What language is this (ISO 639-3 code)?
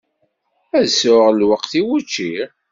kab